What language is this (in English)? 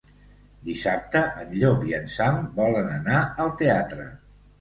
Catalan